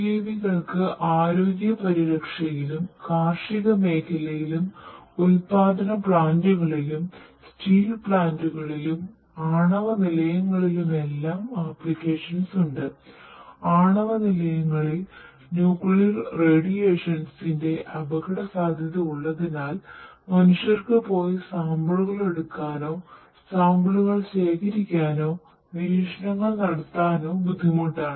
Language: Malayalam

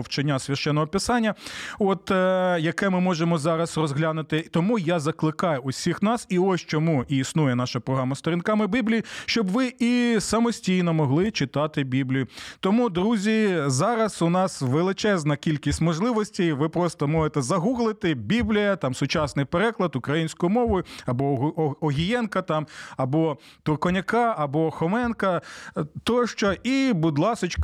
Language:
Ukrainian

